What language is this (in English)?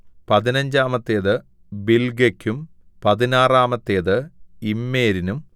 Malayalam